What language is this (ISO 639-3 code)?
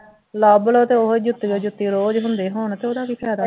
pan